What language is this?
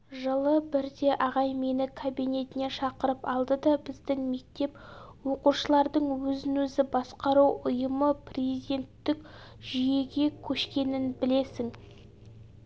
Kazakh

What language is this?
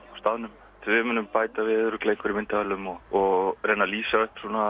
Icelandic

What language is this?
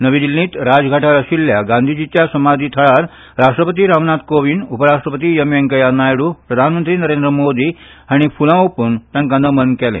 Konkani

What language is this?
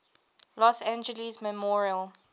English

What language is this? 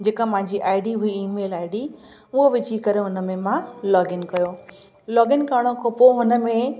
Sindhi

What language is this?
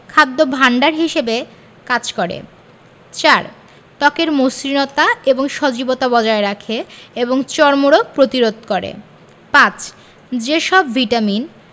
Bangla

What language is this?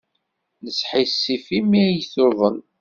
Kabyle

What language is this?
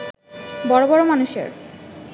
Bangla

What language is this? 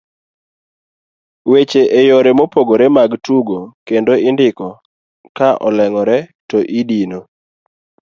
Luo (Kenya and Tanzania)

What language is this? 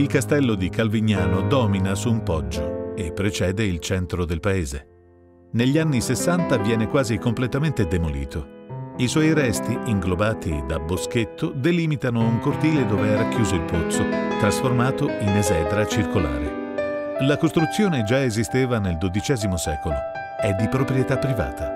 Italian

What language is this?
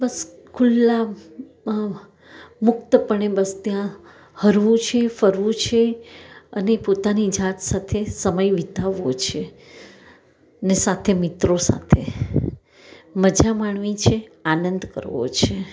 Gujarati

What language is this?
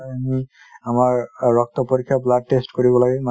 Assamese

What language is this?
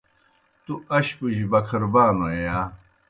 Kohistani Shina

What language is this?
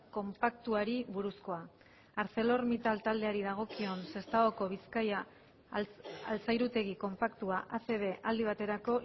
Basque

